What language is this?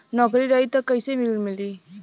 Bhojpuri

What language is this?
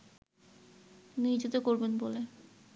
Bangla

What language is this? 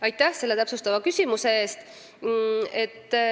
Estonian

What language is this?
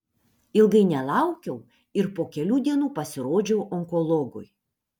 Lithuanian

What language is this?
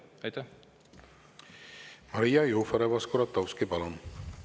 Estonian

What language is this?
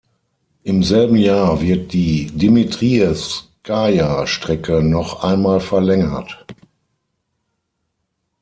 German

